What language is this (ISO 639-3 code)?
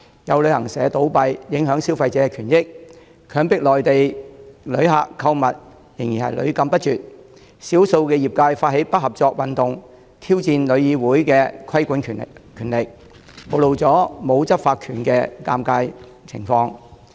yue